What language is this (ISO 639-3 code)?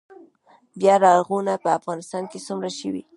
pus